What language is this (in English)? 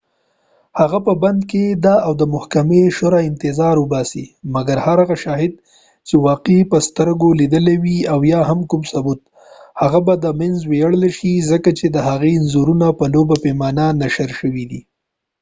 Pashto